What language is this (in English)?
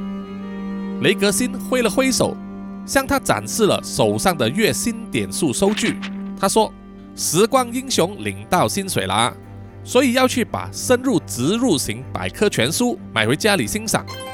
Chinese